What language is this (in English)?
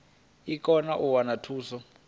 Venda